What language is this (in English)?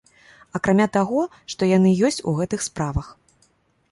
Belarusian